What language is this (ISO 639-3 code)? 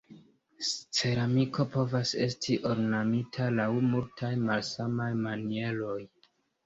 epo